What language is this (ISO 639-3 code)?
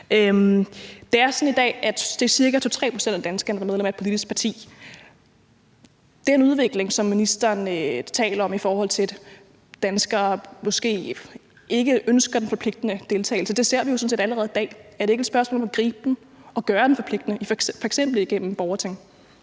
dan